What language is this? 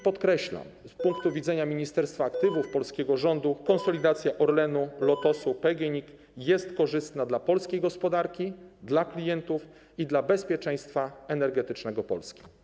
Polish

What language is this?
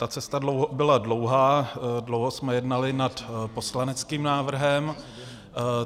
Czech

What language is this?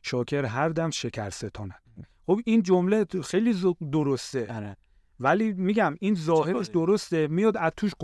Persian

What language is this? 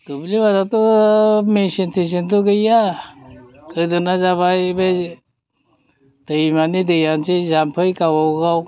Bodo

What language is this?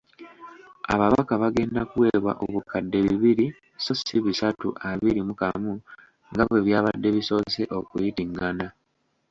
Ganda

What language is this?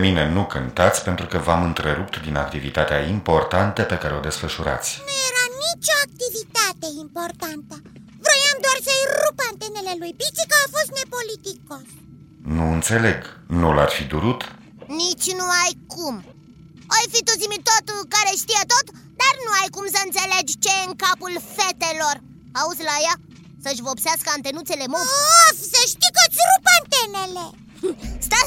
Romanian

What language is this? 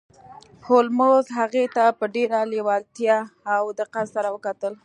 Pashto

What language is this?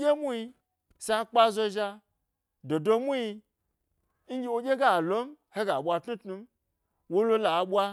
Gbari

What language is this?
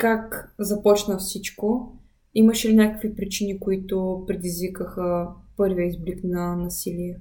Bulgarian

